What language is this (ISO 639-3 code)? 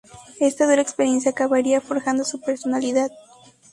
spa